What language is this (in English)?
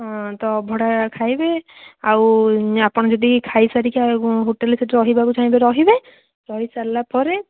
Odia